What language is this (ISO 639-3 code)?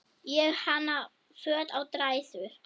isl